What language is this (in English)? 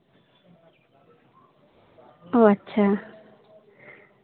Santali